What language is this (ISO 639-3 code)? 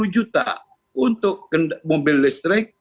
ind